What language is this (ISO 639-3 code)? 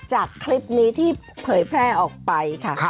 tha